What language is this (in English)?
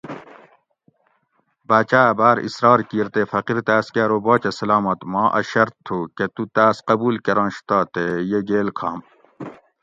Gawri